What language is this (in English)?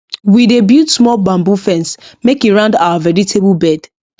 Nigerian Pidgin